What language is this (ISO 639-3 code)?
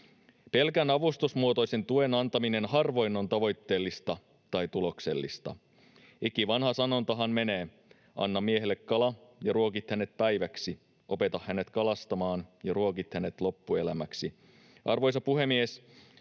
fin